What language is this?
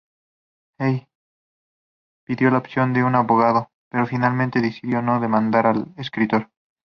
Spanish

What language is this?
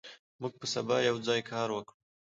Pashto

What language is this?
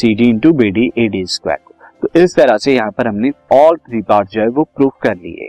Hindi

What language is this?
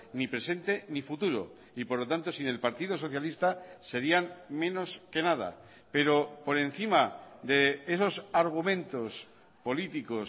Spanish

